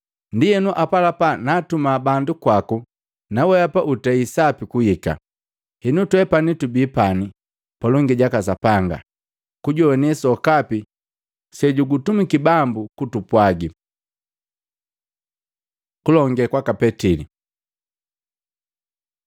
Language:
Matengo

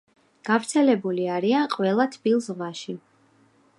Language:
Georgian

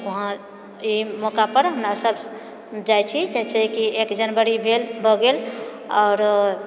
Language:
Maithili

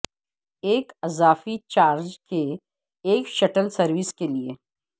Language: Urdu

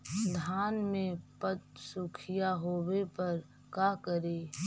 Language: Magahi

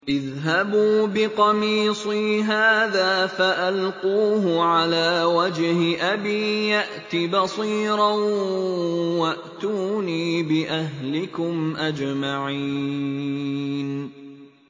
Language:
Arabic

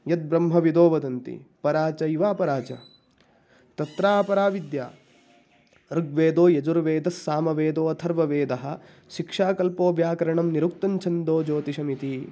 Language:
Sanskrit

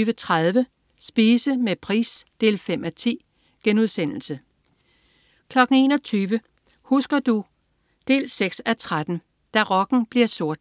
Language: Danish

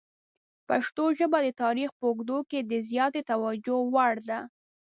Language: Pashto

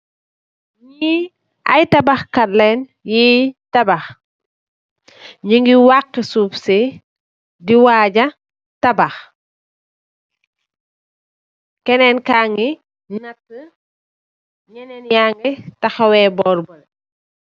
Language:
Wolof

